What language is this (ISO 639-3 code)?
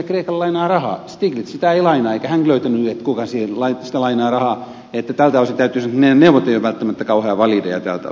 fin